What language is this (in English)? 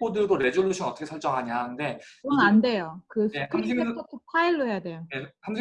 Korean